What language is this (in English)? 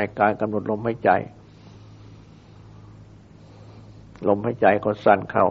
Thai